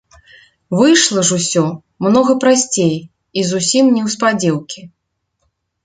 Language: Belarusian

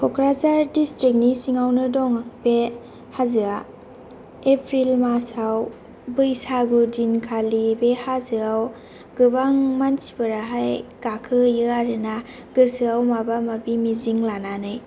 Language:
Bodo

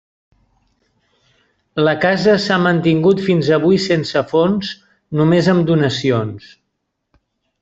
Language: Catalan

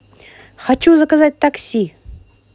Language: Russian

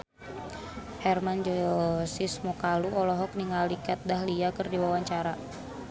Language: Sundanese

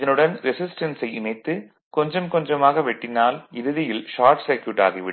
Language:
Tamil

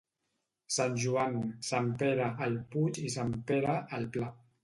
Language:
Catalan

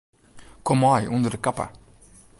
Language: Western Frisian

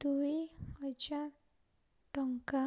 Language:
Odia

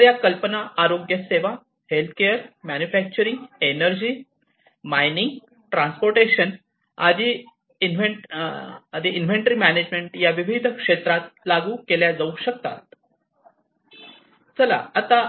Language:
Marathi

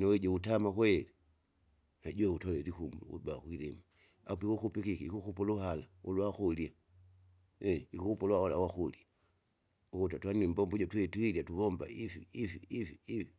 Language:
Kinga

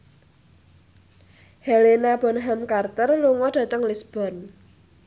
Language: Javanese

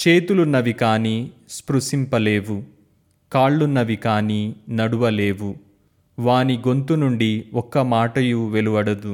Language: Telugu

